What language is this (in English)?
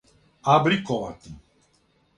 Serbian